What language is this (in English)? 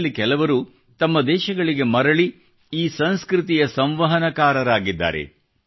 Kannada